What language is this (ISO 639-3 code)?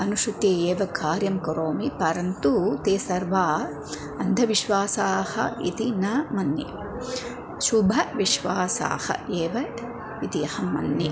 san